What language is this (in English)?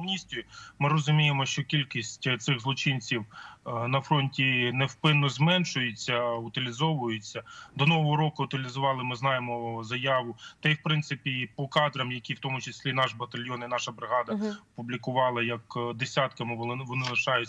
Ukrainian